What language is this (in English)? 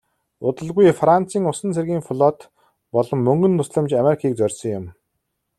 Mongolian